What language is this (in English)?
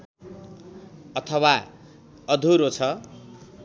Nepali